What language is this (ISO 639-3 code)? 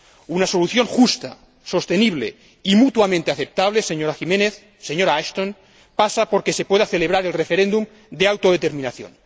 spa